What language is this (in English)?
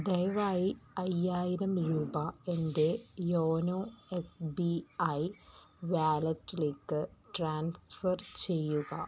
Malayalam